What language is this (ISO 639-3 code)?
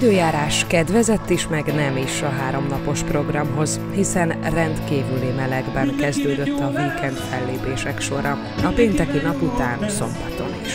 hun